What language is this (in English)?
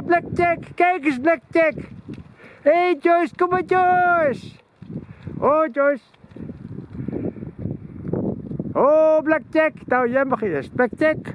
Dutch